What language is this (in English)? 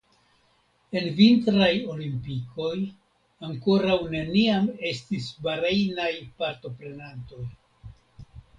Esperanto